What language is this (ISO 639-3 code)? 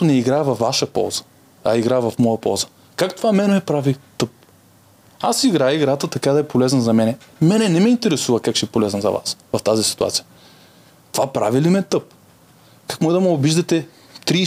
bul